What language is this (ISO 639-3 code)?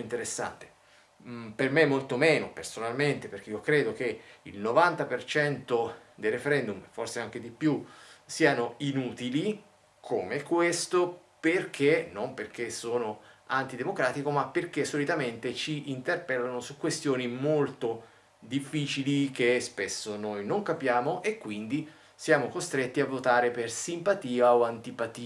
ita